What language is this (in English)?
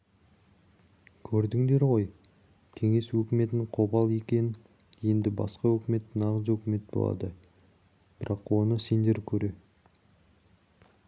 Kazakh